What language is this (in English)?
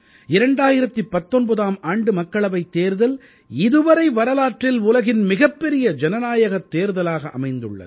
Tamil